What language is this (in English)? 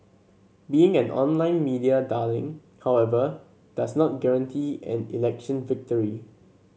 English